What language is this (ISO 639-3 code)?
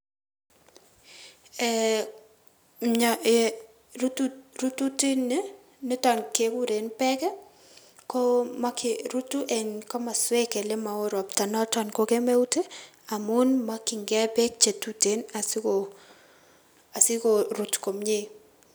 kln